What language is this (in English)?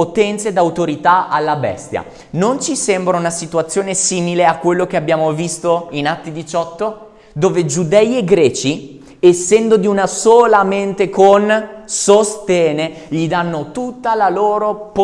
Italian